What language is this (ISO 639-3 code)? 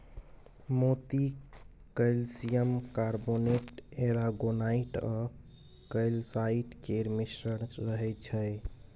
mai